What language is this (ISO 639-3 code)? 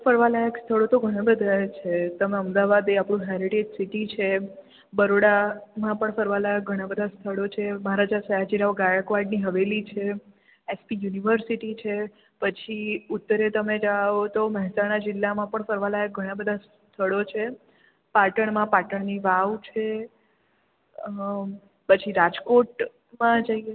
guj